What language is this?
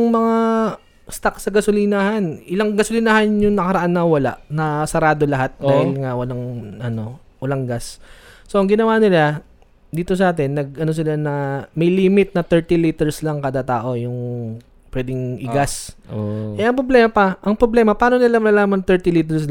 Filipino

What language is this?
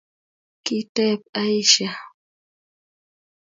Kalenjin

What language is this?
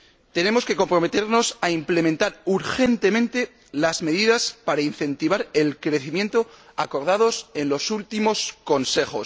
Spanish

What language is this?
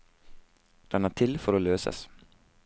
Norwegian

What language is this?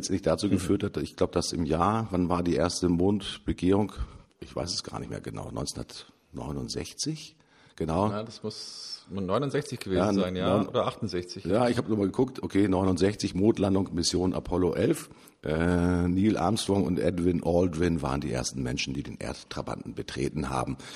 German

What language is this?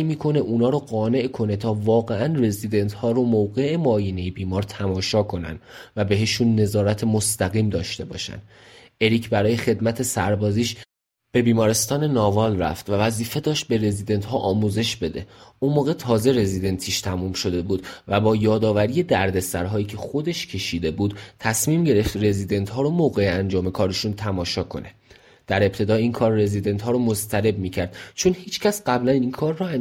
Persian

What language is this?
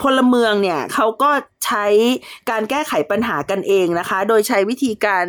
Thai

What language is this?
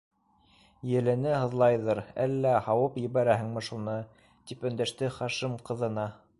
Bashkir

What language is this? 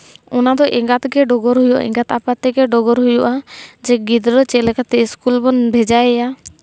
Santali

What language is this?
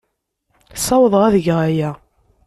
Kabyle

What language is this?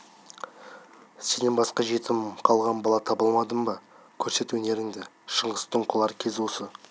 Kazakh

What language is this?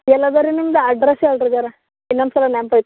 Kannada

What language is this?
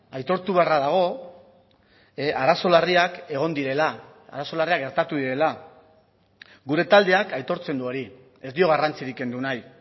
Basque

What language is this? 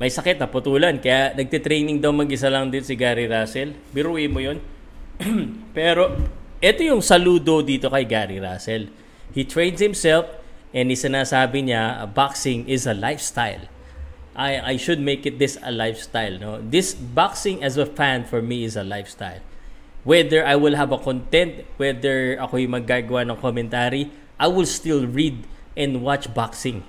Filipino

